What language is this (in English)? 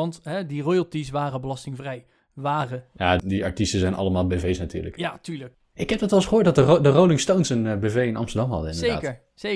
Dutch